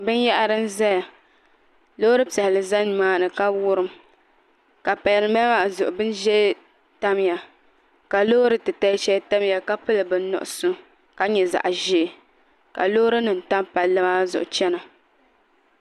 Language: Dagbani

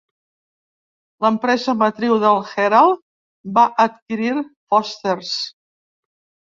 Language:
Catalan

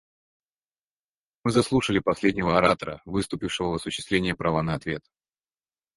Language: Russian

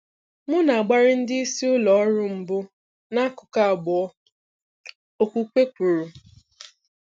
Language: Igbo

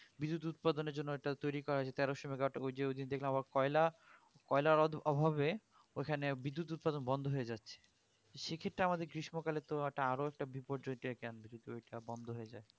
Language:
Bangla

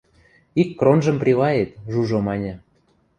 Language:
Western Mari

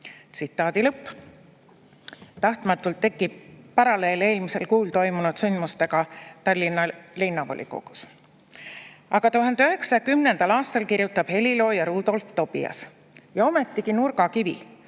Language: Estonian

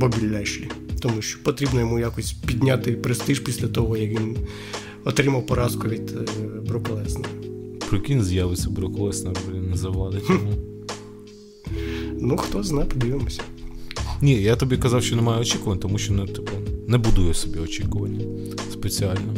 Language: Ukrainian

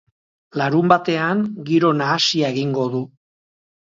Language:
Basque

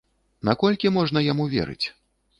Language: Belarusian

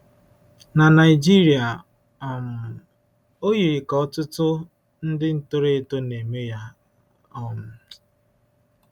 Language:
Igbo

